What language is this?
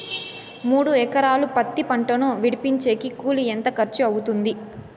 Telugu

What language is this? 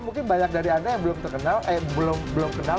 Indonesian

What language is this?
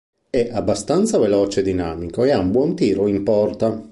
Italian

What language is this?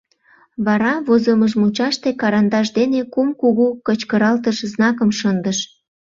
Mari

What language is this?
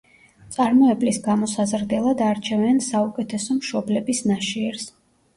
Georgian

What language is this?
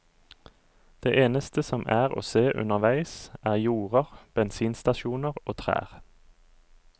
Norwegian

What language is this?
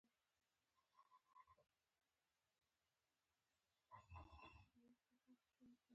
Pashto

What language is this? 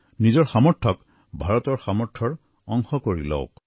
Assamese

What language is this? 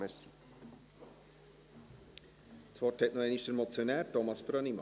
Swiss German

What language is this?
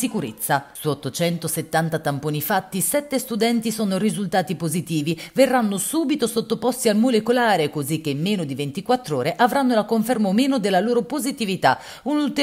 Italian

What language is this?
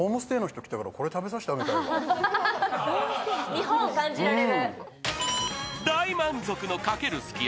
Japanese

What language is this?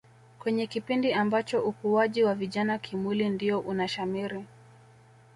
Swahili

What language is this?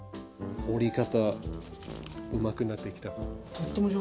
Japanese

